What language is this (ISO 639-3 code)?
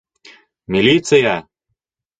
bak